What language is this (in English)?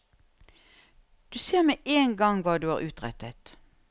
Norwegian